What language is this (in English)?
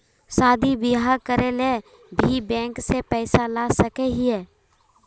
Magahi